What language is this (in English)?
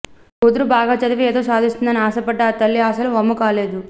Telugu